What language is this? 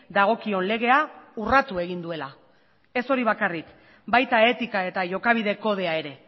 Basque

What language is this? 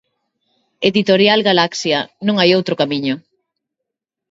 Galician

